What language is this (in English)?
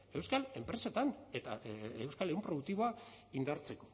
Basque